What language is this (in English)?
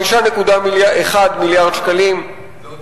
Hebrew